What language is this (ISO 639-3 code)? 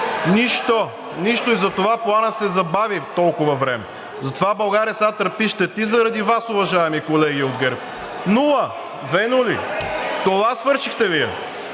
bul